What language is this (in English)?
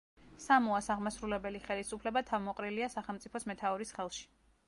Georgian